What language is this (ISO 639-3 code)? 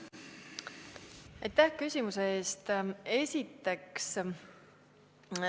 est